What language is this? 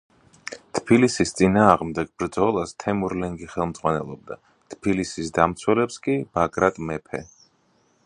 Georgian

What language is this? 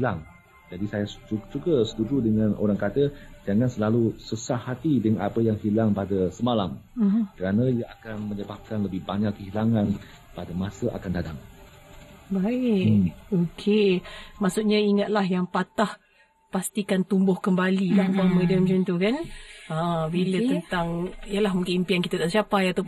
Malay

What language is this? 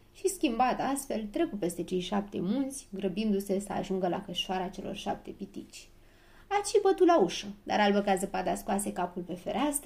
Romanian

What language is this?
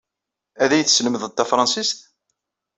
Kabyle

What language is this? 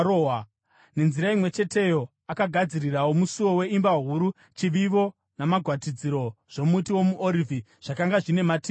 Shona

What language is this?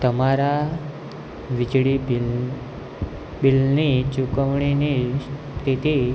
Gujarati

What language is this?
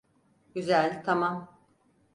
Turkish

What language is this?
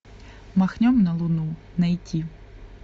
Russian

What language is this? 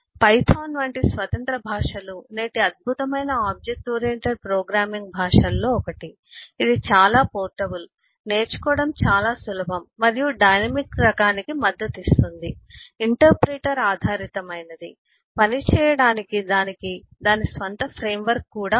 Telugu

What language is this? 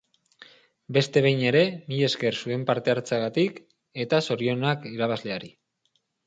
Basque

